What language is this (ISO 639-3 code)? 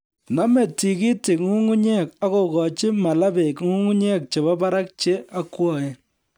kln